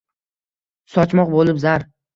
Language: Uzbek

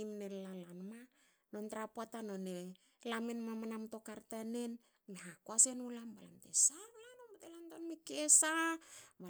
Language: Hakö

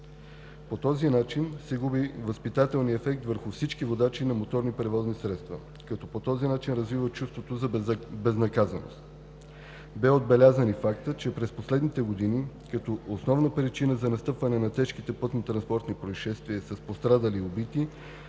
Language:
Bulgarian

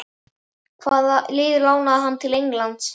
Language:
Icelandic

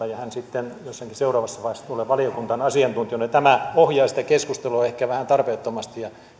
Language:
Finnish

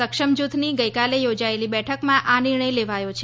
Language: Gujarati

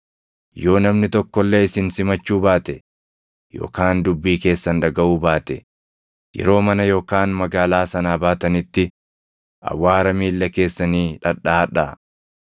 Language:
Oromo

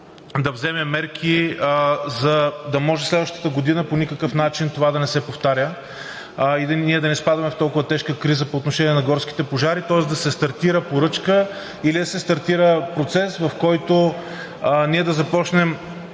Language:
Bulgarian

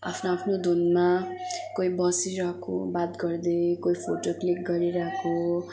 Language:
Nepali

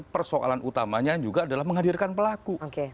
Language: Indonesian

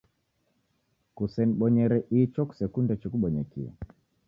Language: Taita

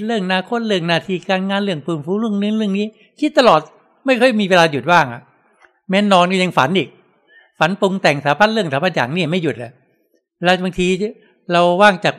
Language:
Thai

